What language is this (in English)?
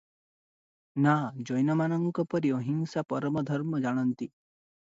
Odia